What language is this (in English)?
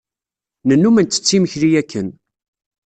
Kabyle